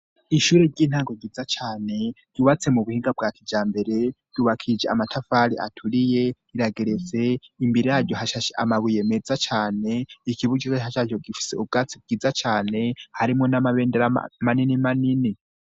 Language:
Rundi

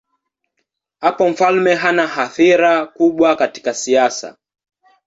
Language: Swahili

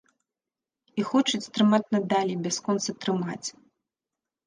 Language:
Belarusian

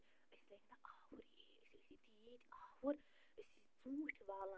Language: Kashmiri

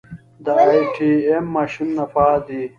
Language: Pashto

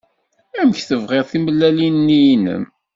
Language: Kabyle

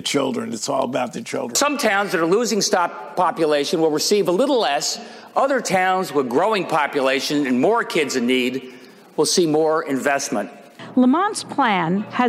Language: English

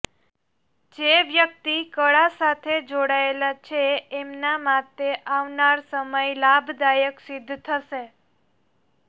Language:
Gujarati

